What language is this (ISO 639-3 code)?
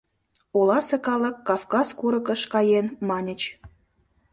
chm